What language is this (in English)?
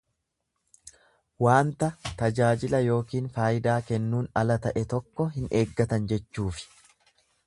Oromo